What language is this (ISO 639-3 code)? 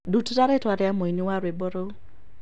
kik